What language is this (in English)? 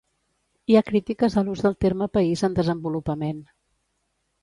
Catalan